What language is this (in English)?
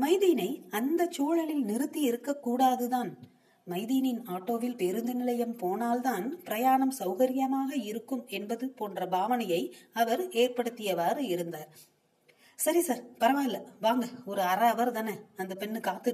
Tamil